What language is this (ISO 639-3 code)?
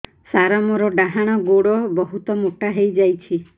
ori